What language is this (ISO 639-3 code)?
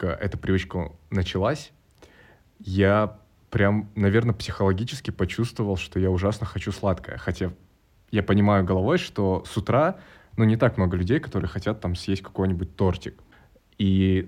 rus